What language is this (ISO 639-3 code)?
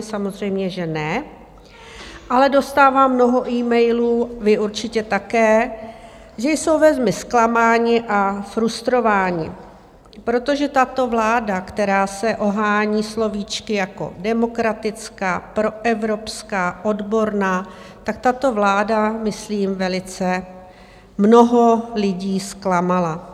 ces